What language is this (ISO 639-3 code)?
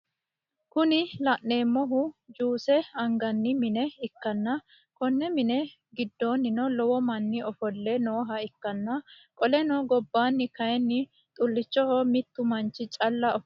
sid